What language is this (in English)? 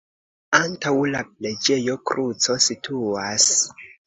Esperanto